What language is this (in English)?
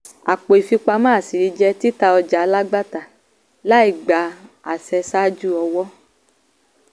Yoruba